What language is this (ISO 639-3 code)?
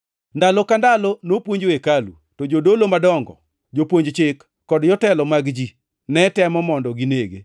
luo